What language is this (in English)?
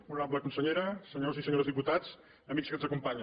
Catalan